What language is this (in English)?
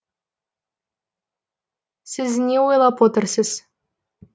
Kazakh